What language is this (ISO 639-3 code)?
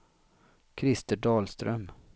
swe